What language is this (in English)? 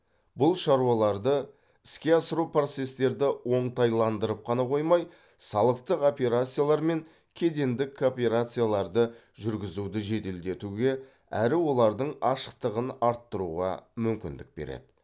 Kazakh